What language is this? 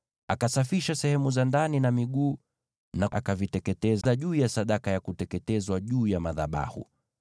Swahili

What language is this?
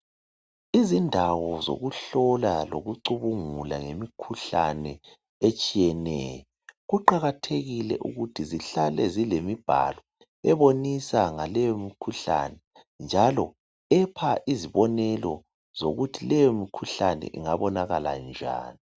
North Ndebele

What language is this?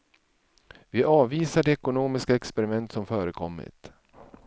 Swedish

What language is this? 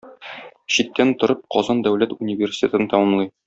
Tatar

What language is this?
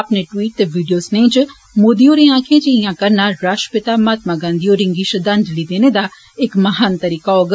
Dogri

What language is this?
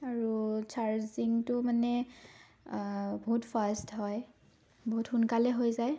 Assamese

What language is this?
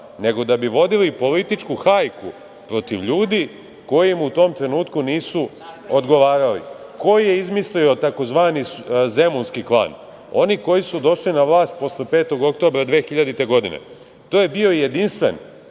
Serbian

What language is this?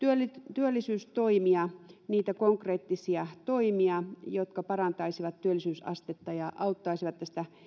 Finnish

